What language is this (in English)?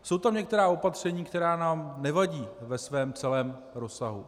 Czech